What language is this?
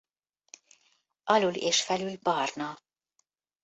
Hungarian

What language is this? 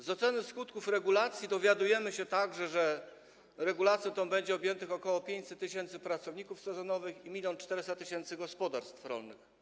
Polish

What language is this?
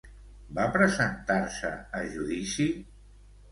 Catalan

